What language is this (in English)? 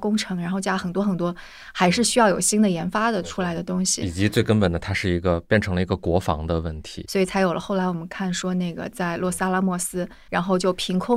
Chinese